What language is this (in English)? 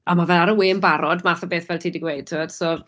Welsh